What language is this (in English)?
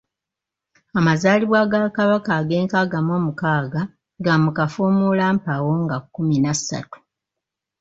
Ganda